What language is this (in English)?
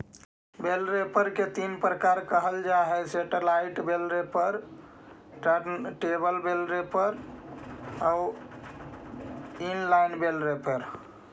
Magahi